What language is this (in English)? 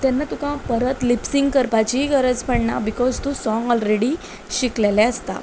Konkani